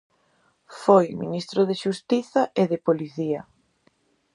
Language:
Galician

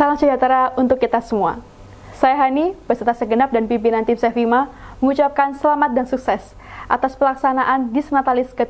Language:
Indonesian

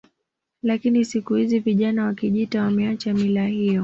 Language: Swahili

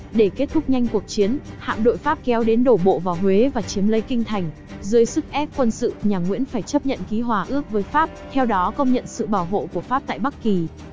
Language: Vietnamese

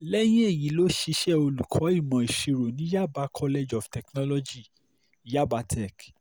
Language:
Yoruba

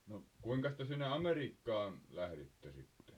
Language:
Finnish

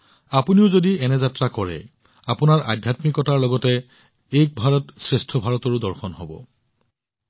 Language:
Assamese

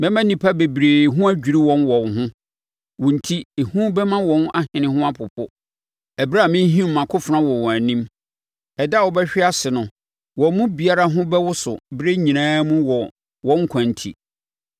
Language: Akan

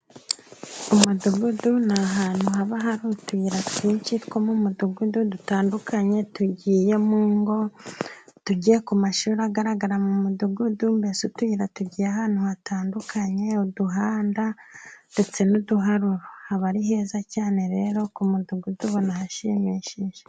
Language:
Kinyarwanda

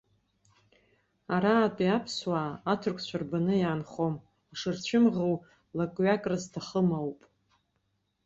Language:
Abkhazian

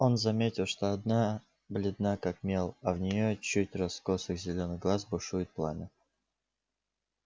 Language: Russian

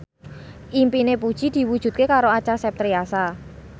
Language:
Javanese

